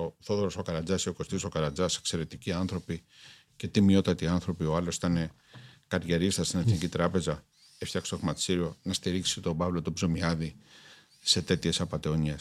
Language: Greek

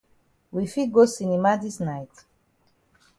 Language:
Cameroon Pidgin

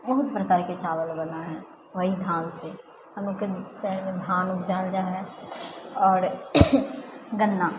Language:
Maithili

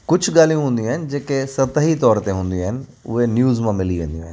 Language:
Sindhi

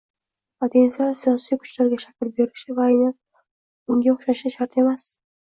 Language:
Uzbek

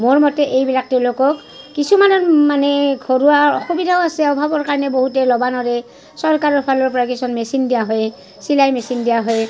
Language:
Assamese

